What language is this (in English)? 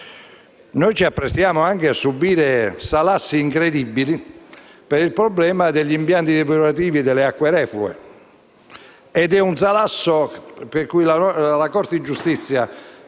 Italian